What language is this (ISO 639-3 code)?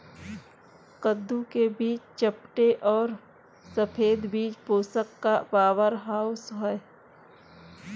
hin